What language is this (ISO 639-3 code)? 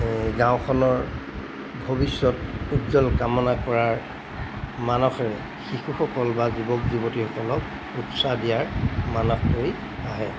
asm